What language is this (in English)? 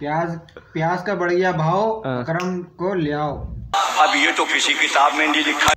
Hindi